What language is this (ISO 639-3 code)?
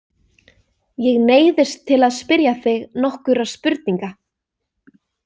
isl